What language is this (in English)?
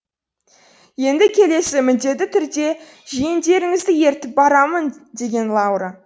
Kazakh